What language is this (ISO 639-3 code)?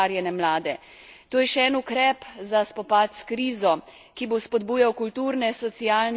slv